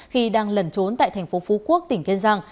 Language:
Vietnamese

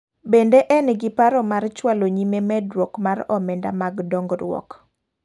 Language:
Luo (Kenya and Tanzania)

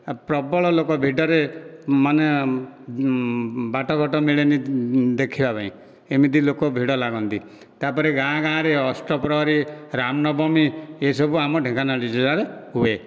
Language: Odia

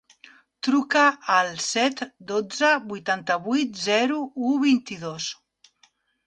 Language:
Catalan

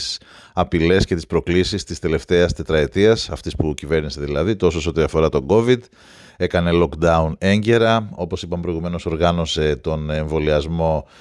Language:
Greek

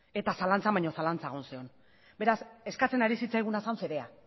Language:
Basque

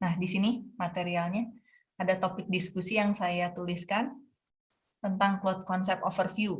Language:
Indonesian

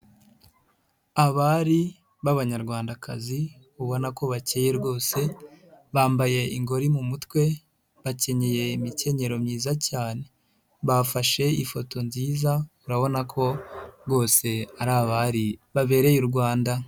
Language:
Kinyarwanda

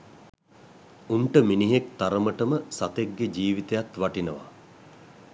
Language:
Sinhala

